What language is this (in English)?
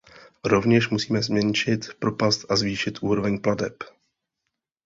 Czech